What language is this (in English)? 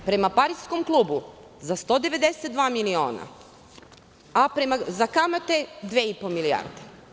Serbian